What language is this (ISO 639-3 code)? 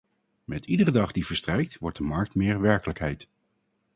nld